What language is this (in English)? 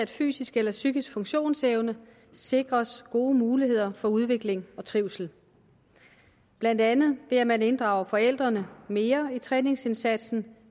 Danish